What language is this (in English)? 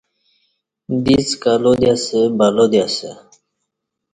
Kati